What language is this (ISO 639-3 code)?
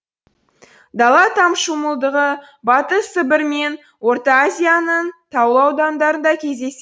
kaz